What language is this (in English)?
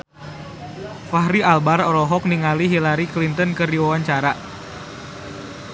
Sundanese